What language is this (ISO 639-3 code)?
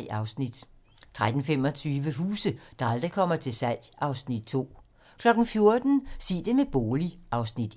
dan